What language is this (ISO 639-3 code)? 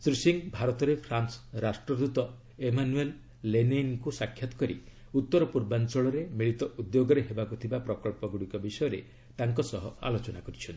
ori